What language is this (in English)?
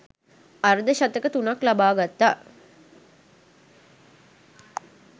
Sinhala